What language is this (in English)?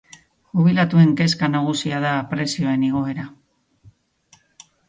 Basque